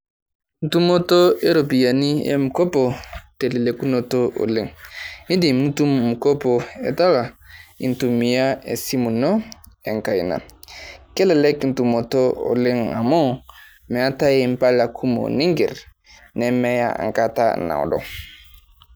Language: Masai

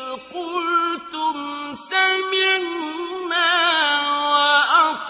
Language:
Arabic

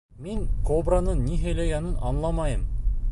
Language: Bashkir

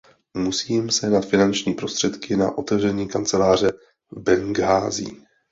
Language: Czech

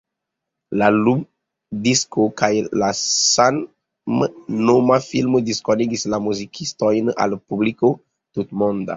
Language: Esperanto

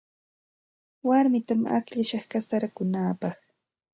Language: Santa Ana de Tusi Pasco Quechua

